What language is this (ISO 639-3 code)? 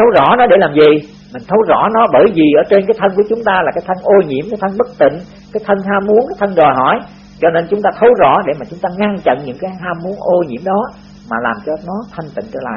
vie